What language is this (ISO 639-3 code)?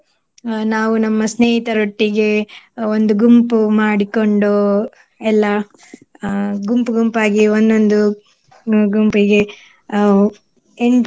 kan